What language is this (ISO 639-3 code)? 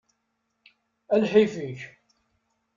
kab